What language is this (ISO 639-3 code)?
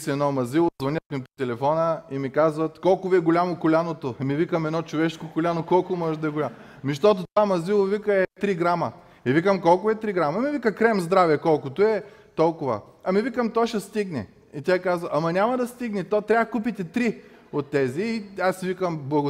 bul